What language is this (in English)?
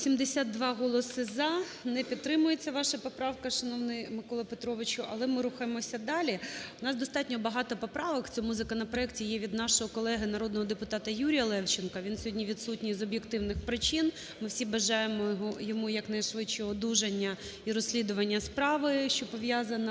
Ukrainian